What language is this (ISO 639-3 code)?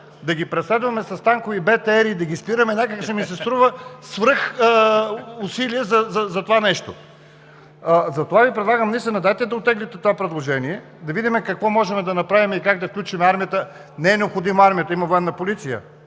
bul